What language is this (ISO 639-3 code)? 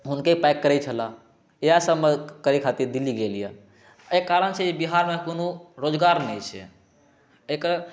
mai